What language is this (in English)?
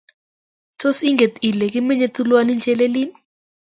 Kalenjin